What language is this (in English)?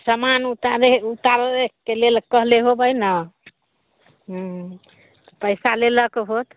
Maithili